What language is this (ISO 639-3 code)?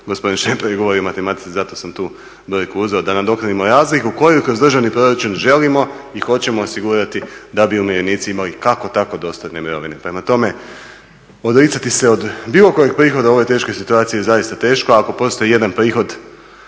hrv